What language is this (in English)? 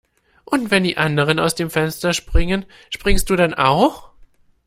German